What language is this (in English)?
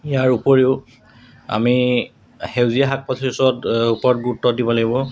Assamese